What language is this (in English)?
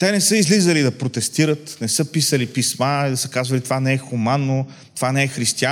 Bulgarian